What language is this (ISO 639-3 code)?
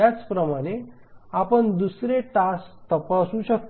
mar